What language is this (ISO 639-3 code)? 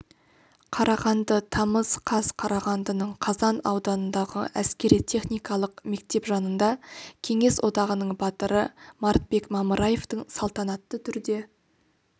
kaz